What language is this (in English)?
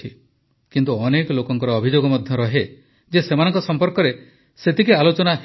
Odia